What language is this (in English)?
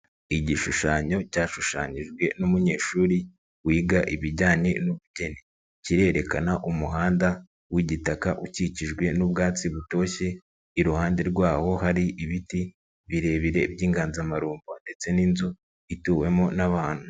Kinyarwanda